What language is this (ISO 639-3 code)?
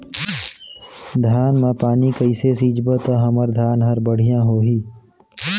hne